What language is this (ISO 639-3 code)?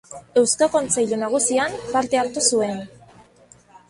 eus